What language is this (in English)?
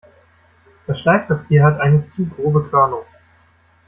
German